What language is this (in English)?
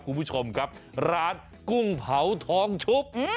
Thai